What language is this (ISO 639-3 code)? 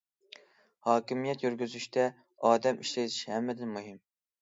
uig